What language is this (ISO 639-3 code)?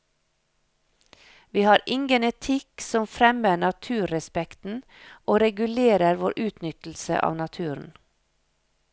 nor